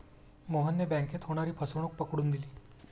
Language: Marathi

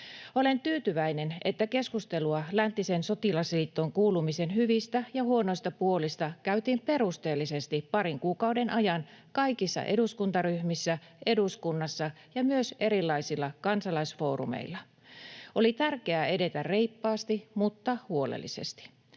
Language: Finnish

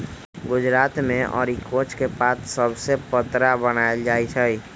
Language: Magahi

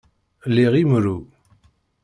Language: Kabyle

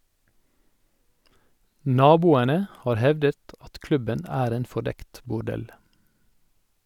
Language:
Norwegian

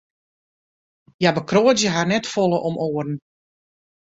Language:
Western Frisian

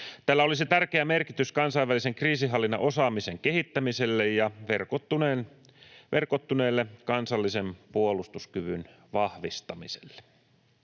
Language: Finnish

